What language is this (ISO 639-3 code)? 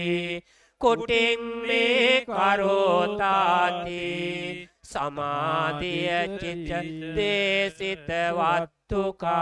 tha